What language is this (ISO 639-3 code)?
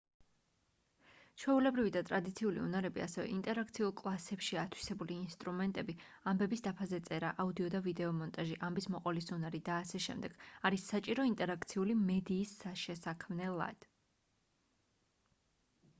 kat